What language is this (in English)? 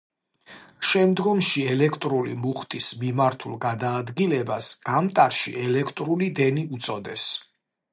Georgian